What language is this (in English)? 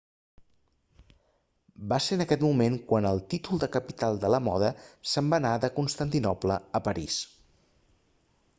Catalan